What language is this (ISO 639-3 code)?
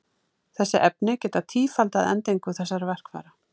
isl